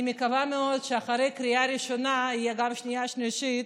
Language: Hebrew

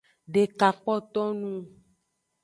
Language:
Aja (Benin)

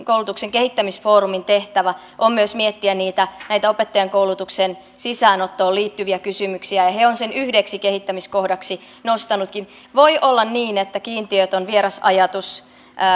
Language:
Finnish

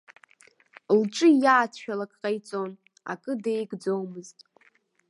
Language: Abkhazian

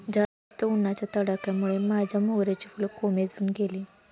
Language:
Marathi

